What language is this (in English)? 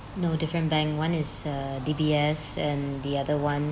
English